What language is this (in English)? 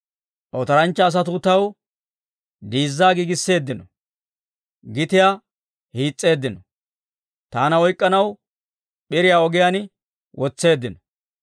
Dawro